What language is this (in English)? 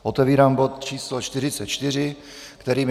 Czech